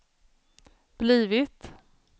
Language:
Swedish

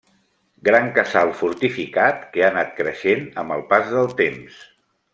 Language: Catalan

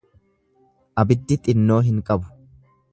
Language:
Oromo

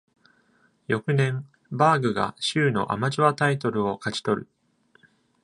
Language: Japanese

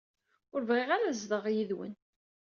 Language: Kabyle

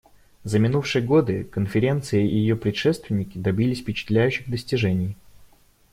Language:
Russian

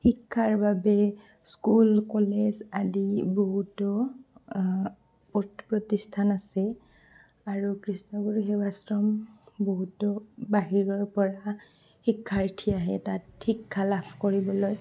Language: Assamese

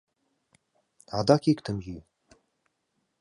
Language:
Mari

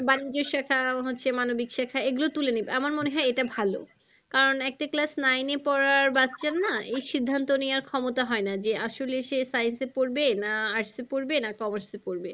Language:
Bangla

